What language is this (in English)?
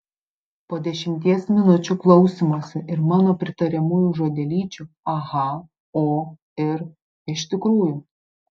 Lithuanian